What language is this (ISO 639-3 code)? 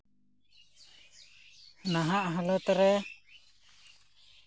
sat